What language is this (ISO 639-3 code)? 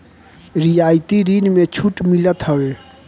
bho